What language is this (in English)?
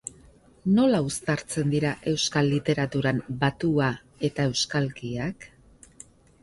Basque